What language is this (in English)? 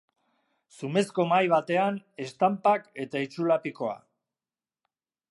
Basque